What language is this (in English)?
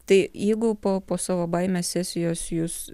Lithuanian